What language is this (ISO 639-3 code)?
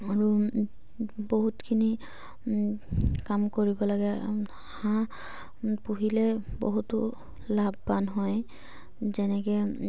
asm